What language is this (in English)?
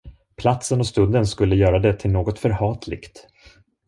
Swedish